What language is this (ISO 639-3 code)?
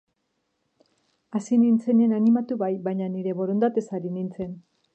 eus